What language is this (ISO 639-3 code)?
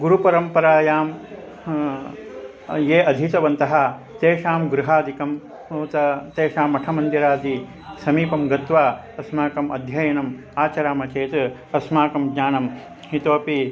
san